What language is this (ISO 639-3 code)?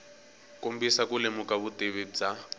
tso